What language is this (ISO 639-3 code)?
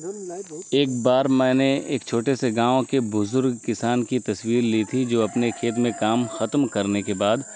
urd